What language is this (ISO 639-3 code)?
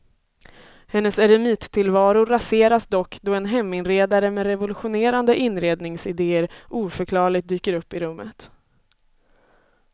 swe